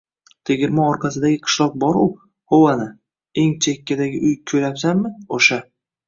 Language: Uzbek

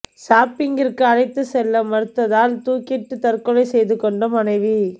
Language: Tamil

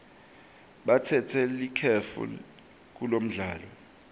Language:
Swati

